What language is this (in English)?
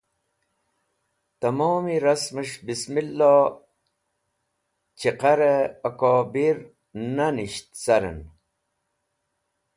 Wakhi